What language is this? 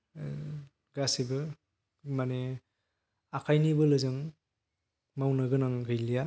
Bodo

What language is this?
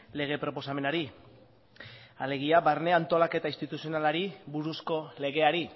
Basque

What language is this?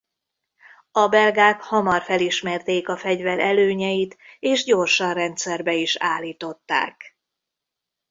Hungarian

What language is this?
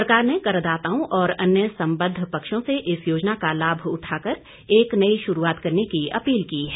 Hindi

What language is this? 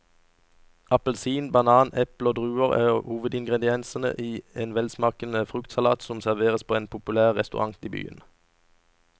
Norwegian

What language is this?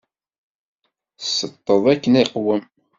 Kabyle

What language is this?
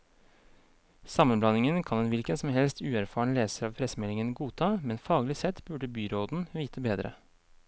Norwegian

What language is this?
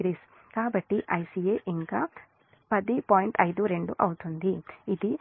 Telugu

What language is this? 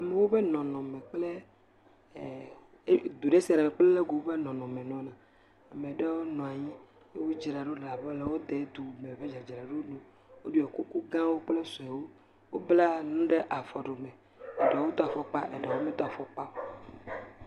Ewe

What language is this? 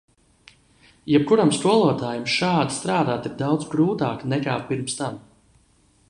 Latvian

